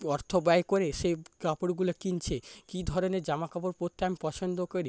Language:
Bangla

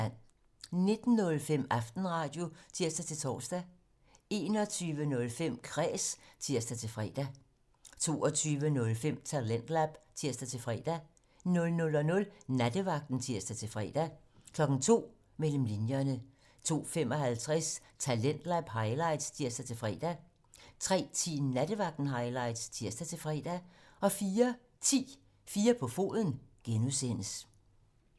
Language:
Danish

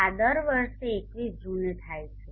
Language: Gujarati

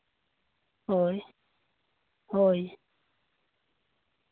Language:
Santali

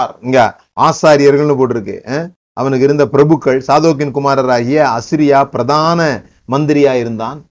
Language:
Tamil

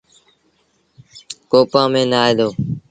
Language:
Sindhi Bhil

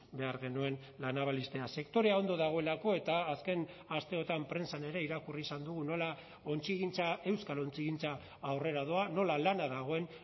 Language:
Basque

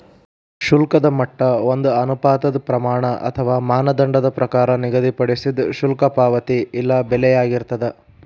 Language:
Kannada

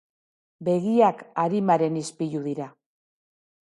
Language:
Basque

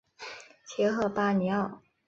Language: Chinese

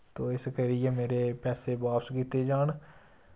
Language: Dogri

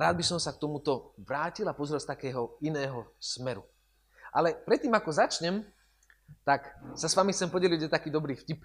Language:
Slovak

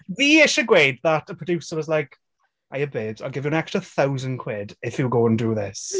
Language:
Welsh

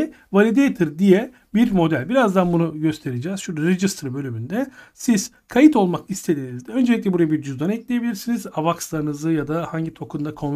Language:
Turkish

